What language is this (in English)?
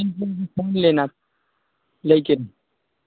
Maithili